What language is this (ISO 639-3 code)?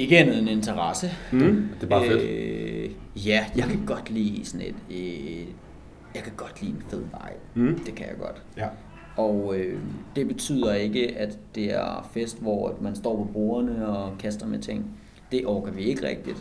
dan